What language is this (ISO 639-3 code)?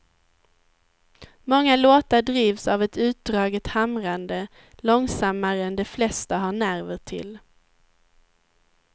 swe